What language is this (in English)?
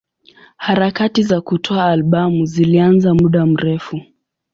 Swahili